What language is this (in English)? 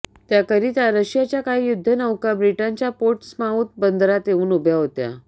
Marathi